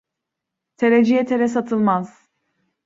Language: Turkish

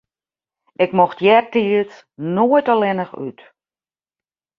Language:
Western Frisian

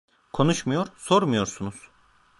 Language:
Turkish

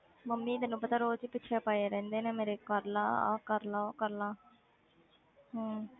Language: Punjabi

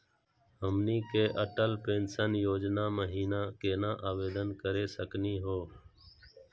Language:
Magahi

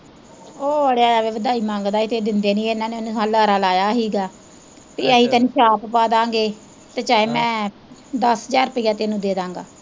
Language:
Punjabi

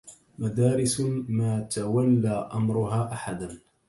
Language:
Arabic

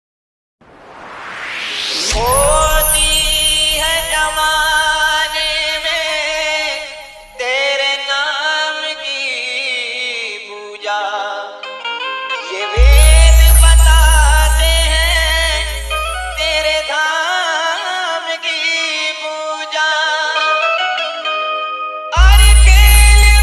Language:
Hindi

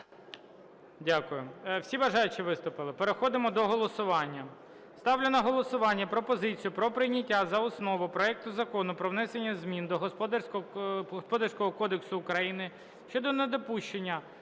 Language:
Ukrainian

